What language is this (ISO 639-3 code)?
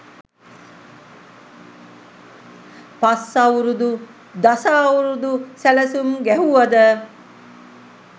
sin